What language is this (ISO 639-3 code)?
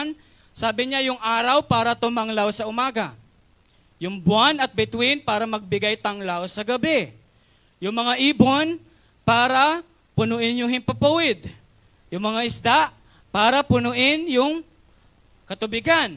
fil